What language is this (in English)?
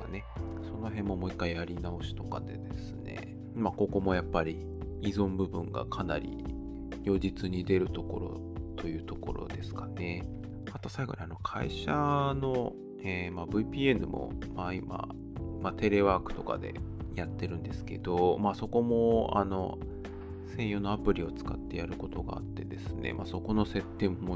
Japanese